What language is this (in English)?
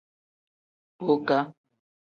Tem